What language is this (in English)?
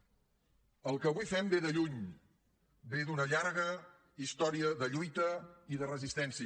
Catalan